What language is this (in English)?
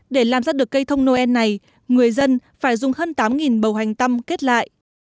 Vietnamese